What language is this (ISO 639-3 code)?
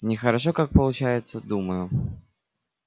rus